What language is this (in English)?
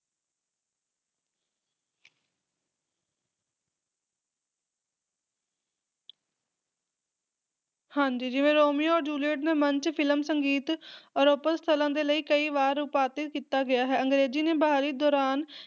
Punjabi